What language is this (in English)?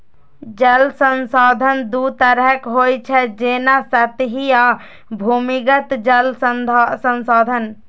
Maithili